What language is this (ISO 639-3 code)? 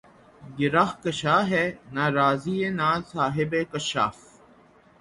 urd